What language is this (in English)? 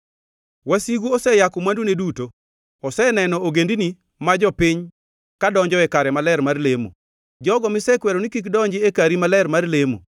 Luo (Kenya and Tanzania)